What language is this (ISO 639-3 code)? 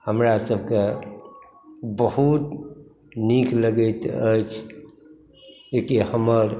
mai